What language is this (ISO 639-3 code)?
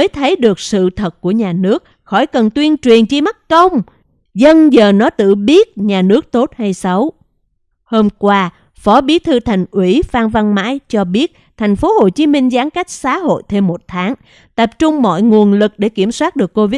vie